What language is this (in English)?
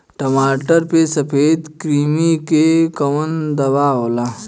Bhojpuri